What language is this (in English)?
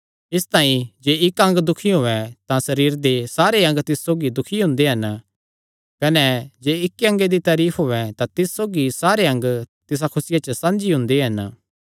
Kangri